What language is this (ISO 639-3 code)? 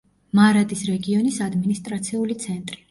kat